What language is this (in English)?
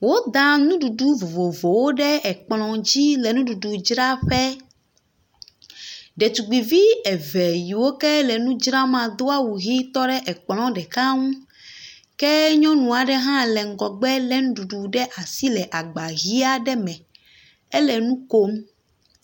Ewe